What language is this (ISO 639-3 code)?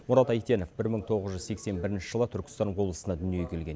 kaz